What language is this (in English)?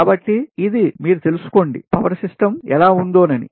Telugu